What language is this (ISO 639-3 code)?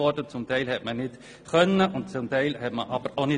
gsw